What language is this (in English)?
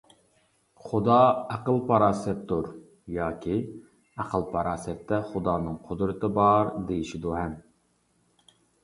Uyghur